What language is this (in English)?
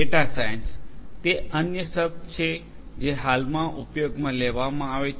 Gujarati